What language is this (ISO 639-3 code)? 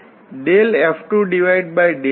guj